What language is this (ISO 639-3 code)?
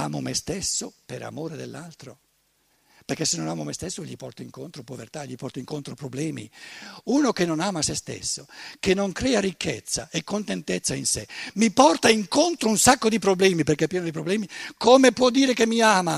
ita